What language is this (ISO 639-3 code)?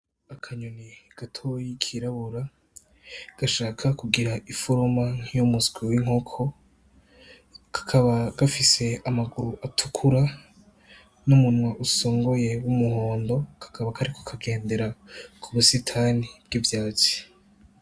run